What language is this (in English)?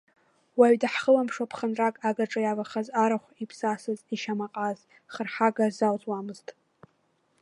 Abkhazian